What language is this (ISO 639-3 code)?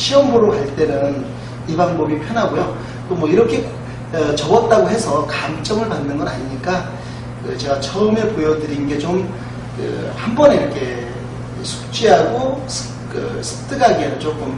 kor